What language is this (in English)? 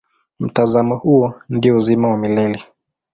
Swahili